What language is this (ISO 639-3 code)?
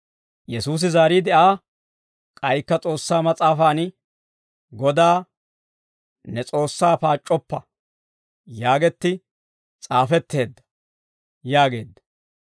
dwr